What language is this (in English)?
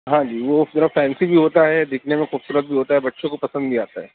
Urdu